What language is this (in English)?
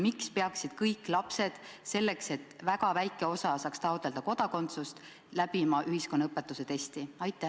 Estonian